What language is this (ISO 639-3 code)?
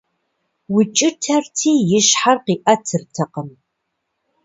kbd